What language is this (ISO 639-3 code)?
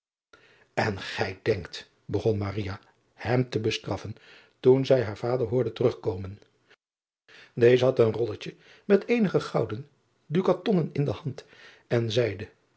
nld